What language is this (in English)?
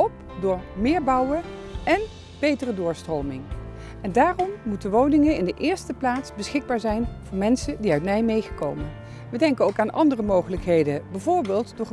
Dutch